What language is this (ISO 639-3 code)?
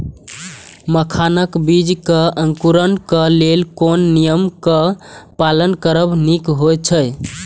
mai